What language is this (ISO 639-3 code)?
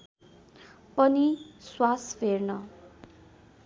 nep